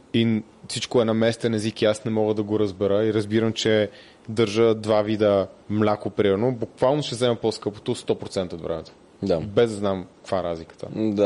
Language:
Bulgarian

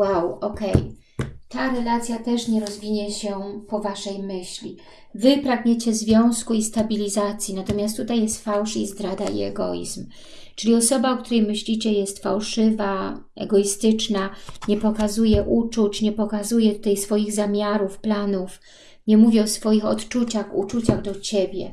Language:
Polish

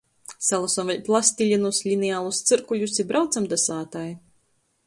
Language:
Latgalian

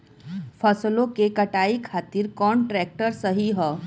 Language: Bhojpuri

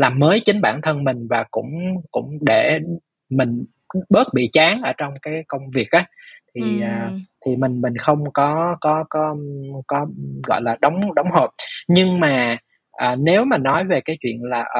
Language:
Vietnamese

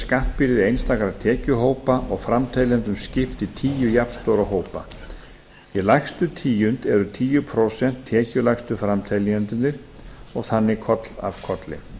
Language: Icelandic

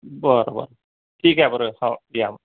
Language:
Marathi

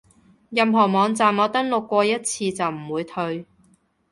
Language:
Cantonese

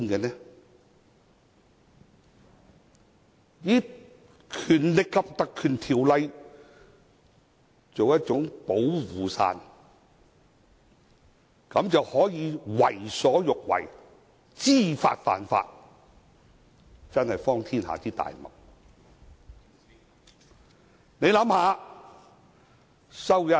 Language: Cantonese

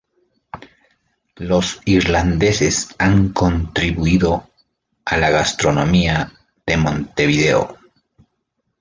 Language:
Spanish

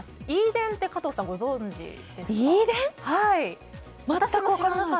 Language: Japanese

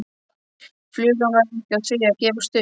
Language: Icelandic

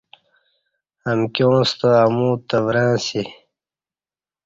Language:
Kati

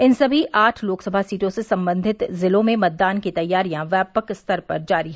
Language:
Hindi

